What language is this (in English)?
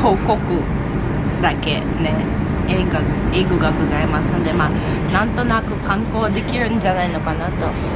Japanese